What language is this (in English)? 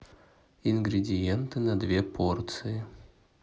Russian